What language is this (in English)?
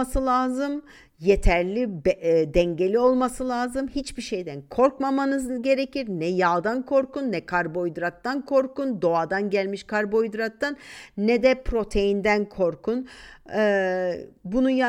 Turkish